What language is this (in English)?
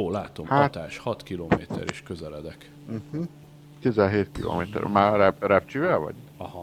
Hungarian